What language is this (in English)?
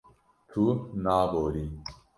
Kurdish